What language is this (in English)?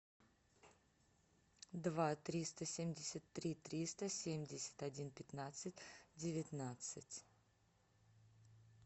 Russian